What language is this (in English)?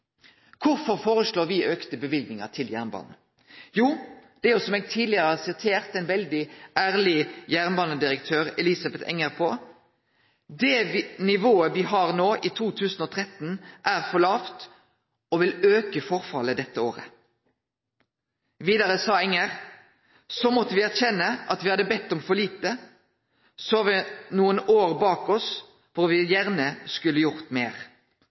Norwegian Nynorsk